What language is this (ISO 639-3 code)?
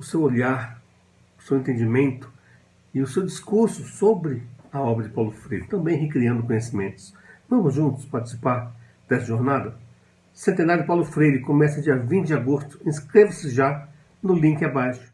por